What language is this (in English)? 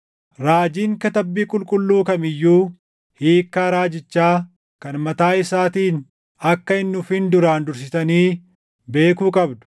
Oromo